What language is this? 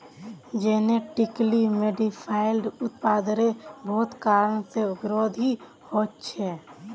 Magahi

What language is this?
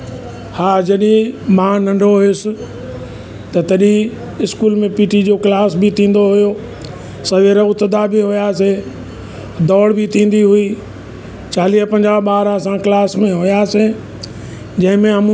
Sindhi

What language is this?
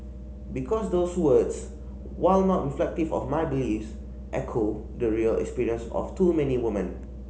English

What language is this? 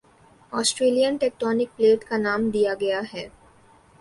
Urdu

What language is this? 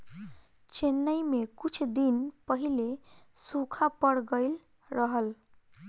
Bhojpuri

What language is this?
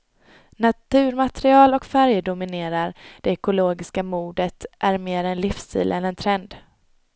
Swedish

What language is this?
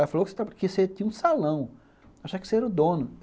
Portuguese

